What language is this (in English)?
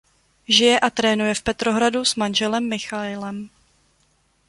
Czech